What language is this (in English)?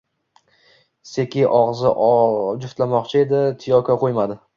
Uzbek